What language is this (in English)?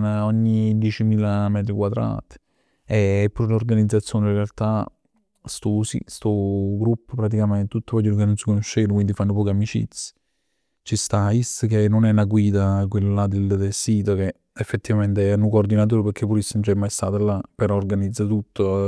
Neapolitan